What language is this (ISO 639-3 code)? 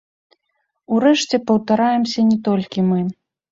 bel